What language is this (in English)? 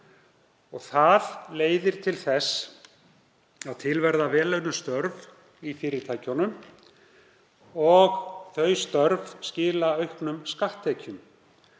Icelandic